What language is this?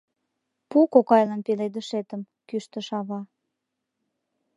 Mari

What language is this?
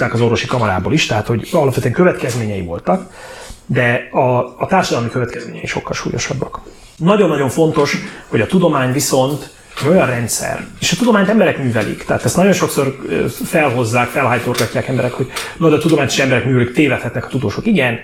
Hungarian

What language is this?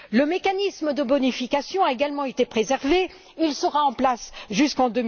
French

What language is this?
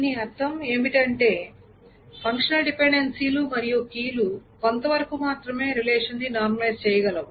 Telugu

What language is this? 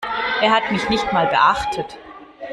German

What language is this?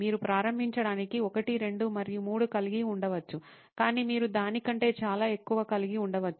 Telugu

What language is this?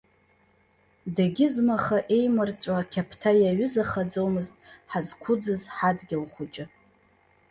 Abkhazian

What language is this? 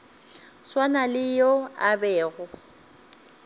Northern Sotho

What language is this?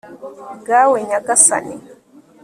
Kinyarwanda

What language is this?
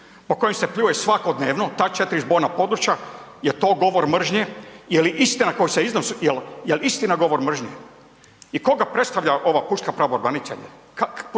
Croatian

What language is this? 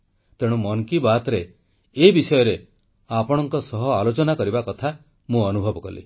Odia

